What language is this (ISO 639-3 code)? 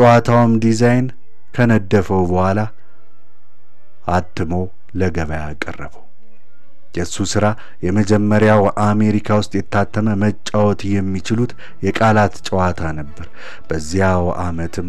ara